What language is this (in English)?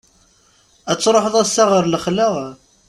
Kabyle